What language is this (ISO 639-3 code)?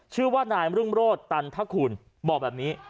tha